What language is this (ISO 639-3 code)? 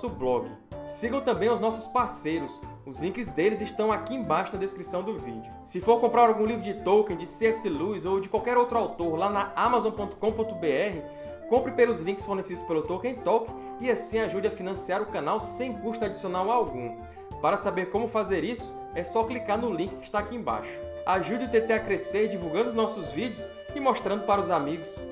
por